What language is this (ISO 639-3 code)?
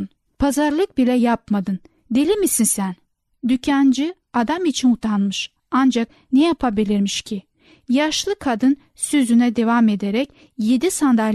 tur